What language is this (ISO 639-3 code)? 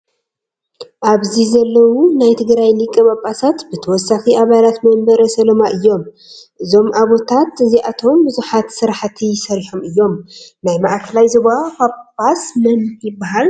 tir